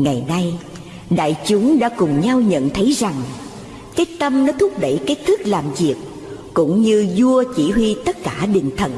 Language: Vietnamese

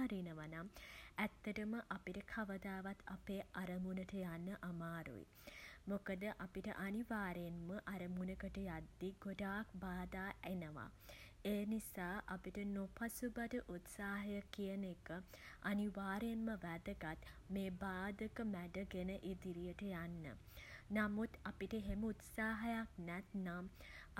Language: Sinhala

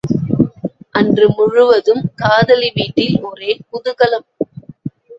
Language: Tamil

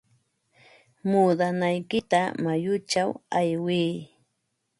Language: Ambo-Pasco Quechua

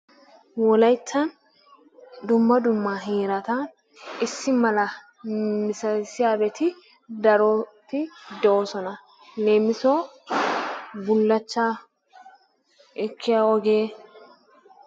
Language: Wolaytta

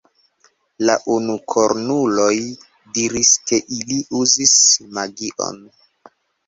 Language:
Esperanto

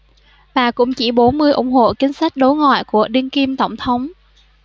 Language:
Vietnamese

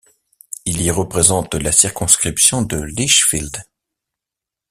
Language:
French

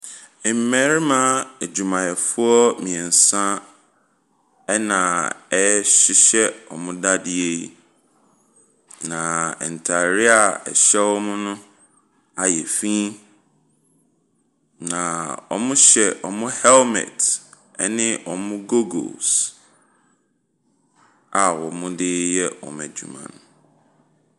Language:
Akan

